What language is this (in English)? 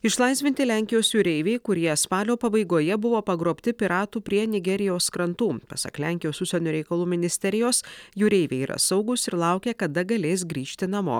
Lithuanian